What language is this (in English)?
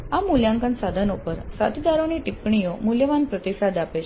Gujarati